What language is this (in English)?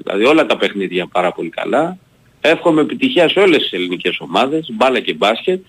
Greek